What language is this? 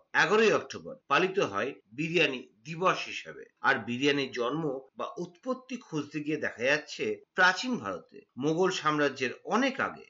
Bangla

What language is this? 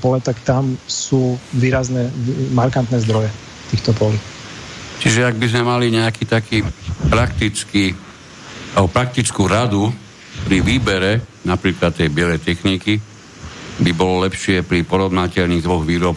Slovak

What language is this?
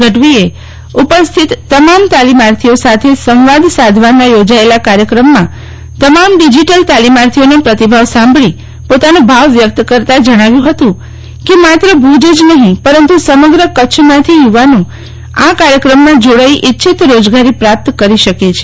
Gujarati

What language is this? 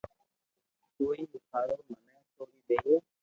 Loarki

